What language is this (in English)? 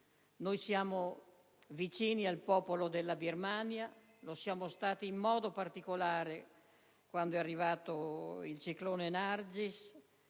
Italian